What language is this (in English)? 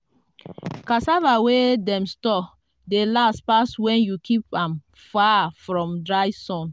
Nigerian Pidgin